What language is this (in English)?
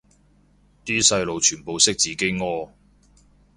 Cantonese